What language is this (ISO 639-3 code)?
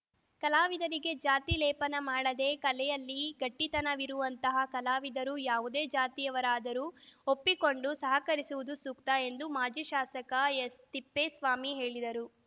kan